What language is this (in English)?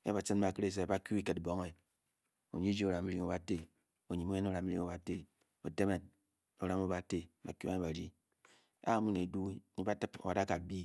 Bokyi